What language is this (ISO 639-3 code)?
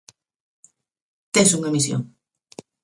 glg